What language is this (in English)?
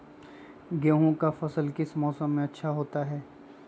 Magahi